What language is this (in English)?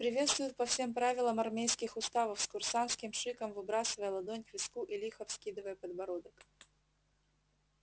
Russian